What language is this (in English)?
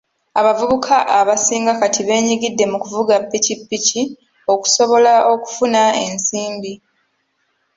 Ganda